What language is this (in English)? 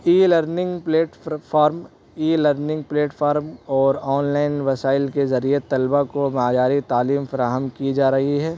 Urdu